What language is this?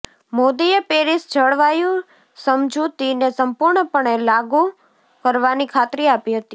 Gujarati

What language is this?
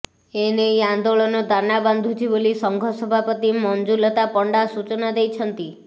Odia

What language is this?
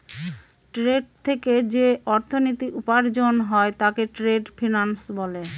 Bangla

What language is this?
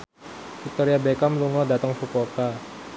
Javanese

